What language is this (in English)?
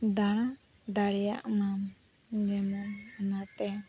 Santali